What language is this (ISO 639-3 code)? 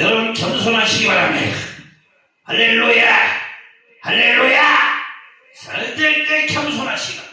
kor